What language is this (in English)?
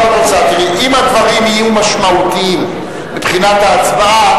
Hebrew